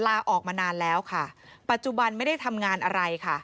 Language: Thai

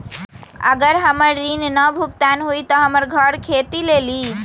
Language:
Magahi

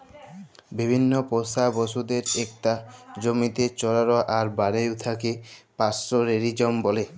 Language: Bangla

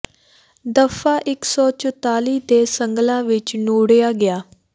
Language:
Punjabi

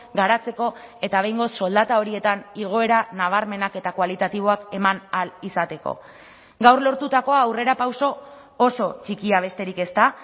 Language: Basque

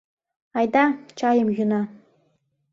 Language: Mari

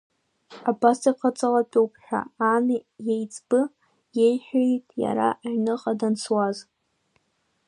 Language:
Abkhazian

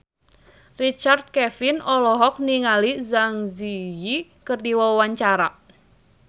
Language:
Sundanese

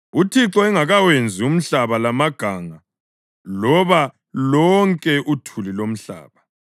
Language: North Ndebele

